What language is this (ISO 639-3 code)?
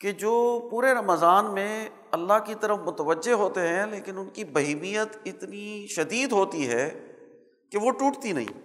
urd